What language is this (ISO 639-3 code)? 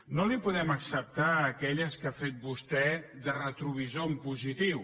cat